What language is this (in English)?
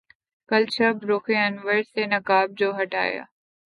Urdu